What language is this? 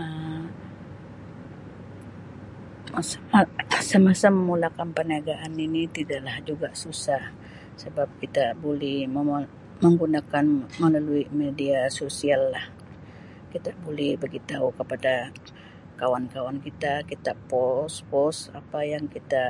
Sabah Malay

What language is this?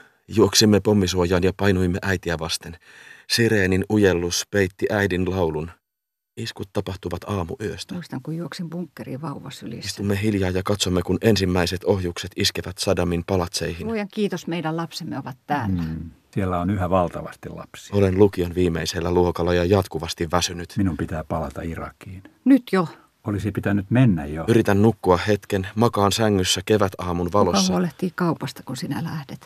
Finnish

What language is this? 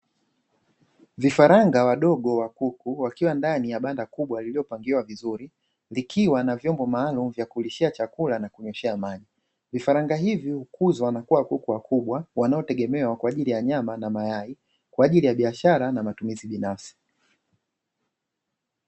Swahili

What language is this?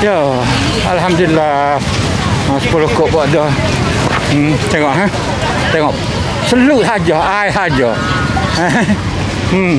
Malay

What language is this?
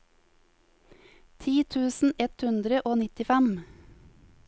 Norwegian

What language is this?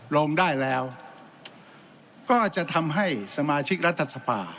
Thai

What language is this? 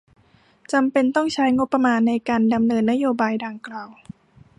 Thai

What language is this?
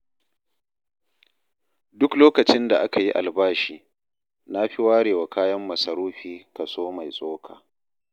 Hausa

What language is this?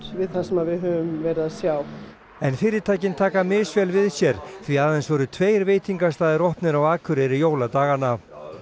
Icelandic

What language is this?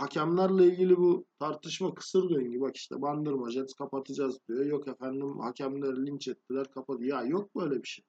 Turkish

